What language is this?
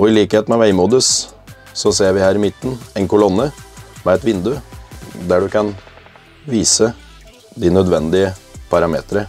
Norwegian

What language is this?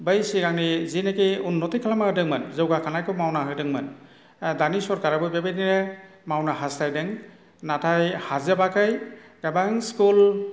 Bodo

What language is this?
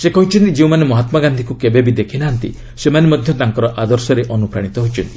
Odia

